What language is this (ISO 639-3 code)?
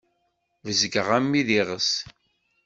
kab